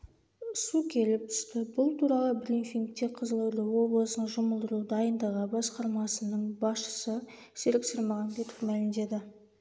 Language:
Kazakh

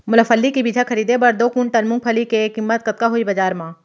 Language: Chhattisgarhi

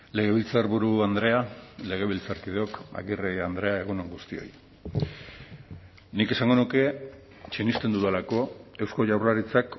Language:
Basque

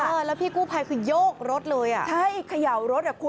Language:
Thai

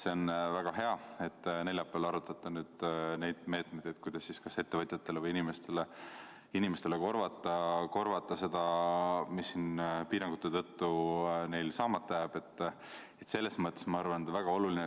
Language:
Estonian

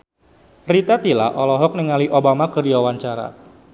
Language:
Sundanese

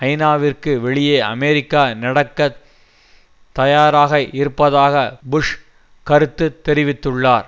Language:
Tamil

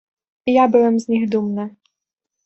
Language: Polish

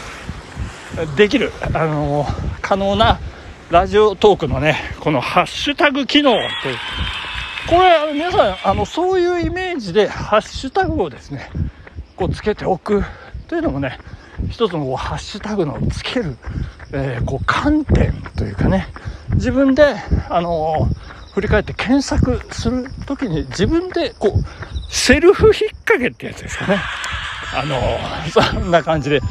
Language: Japanese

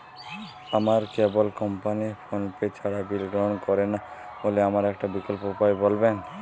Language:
Bangla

